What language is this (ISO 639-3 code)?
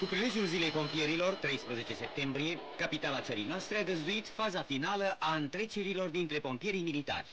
ron